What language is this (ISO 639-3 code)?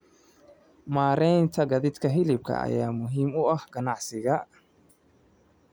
som